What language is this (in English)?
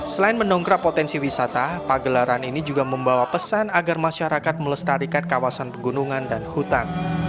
Indonesian